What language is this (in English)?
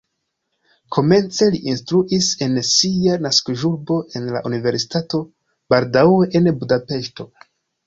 Esperanto